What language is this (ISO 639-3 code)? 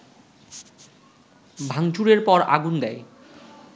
ben